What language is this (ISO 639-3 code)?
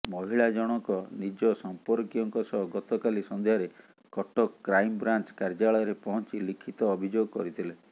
ori